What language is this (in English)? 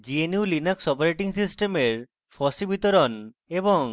Bangla